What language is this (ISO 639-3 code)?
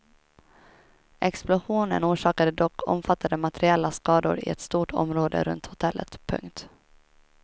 swe